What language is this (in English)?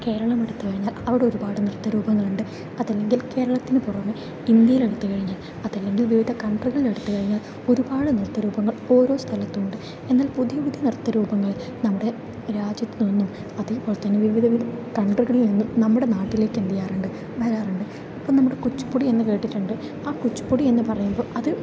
Malayalam